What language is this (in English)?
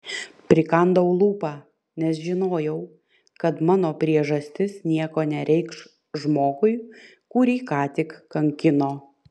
Lithuanian